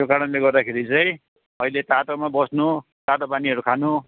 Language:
Nepali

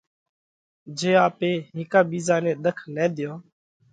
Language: Parkari Koli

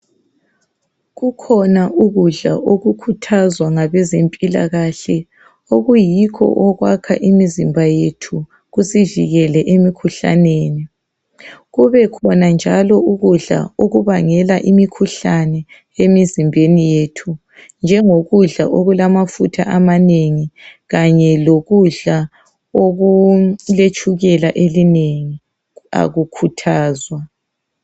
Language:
North Ndebele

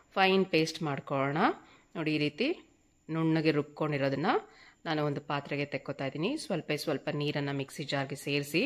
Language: Kannada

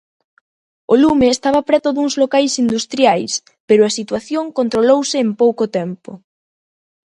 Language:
Galician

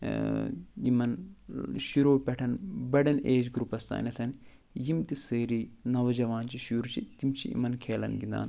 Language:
Kashmiri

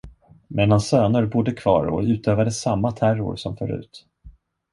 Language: Swedish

